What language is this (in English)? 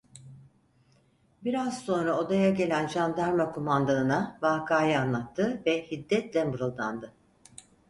Turkish